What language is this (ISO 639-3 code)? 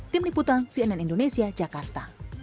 ind